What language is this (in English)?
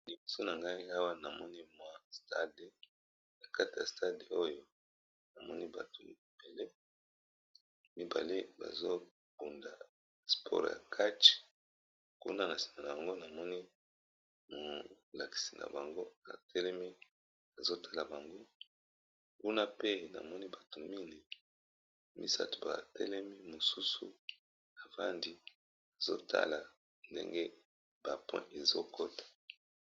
Lingala